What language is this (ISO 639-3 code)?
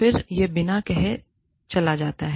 hin